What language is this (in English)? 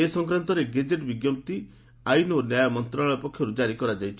Odia